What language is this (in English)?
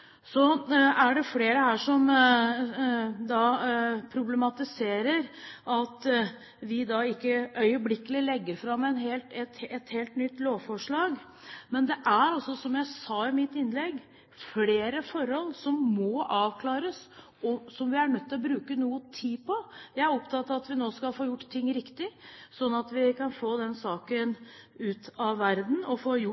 Norwegian Bokmål